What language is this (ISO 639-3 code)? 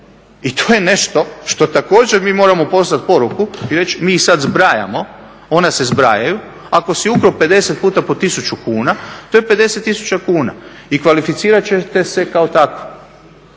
hrv